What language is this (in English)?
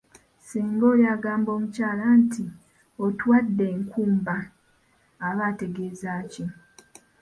Ganda